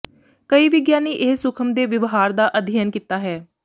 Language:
Punjabi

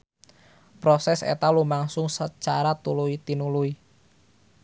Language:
Sundanese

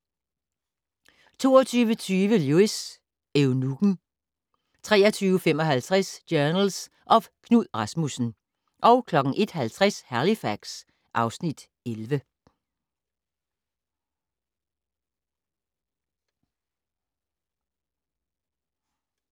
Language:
Danish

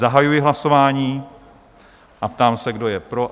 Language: Czech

